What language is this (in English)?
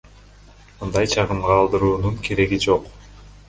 Kyrgyz